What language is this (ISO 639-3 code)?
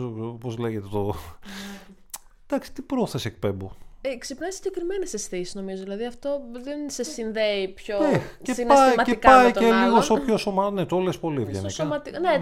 ell